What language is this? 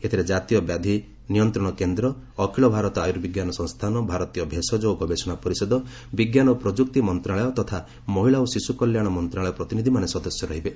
Odia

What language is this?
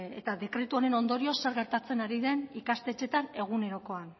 Basque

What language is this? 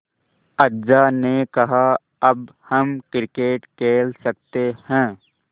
Hindi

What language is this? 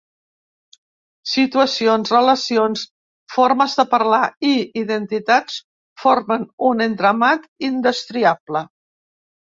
Catalan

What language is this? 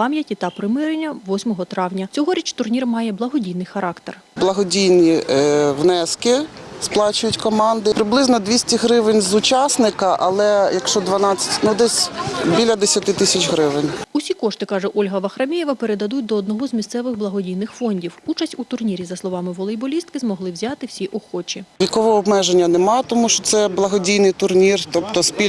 Ukrainian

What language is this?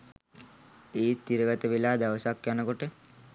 Sinhala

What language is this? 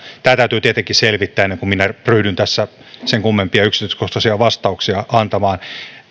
Finnish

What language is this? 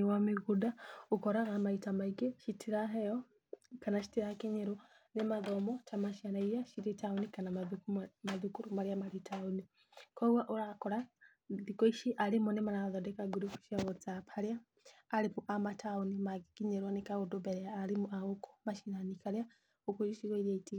Kikuyu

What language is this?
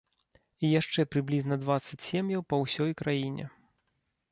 Belarusian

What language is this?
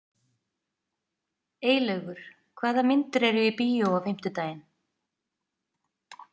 Icelandic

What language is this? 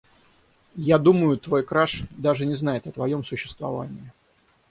Russian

